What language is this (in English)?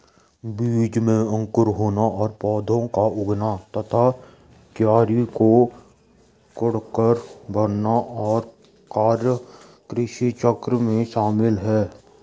Hindi